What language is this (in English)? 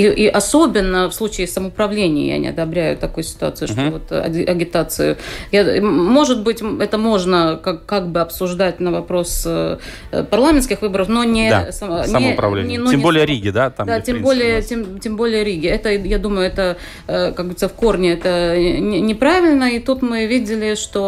Russian